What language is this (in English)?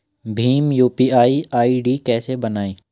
Hindi